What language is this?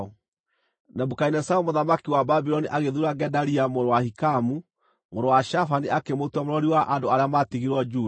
Kikuyu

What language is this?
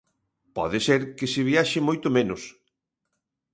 Galician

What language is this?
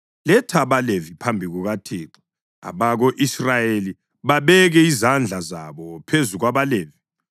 North Ndebele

